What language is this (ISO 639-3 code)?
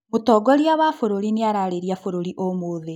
kik